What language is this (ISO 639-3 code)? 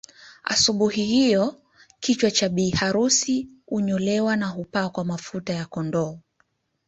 swa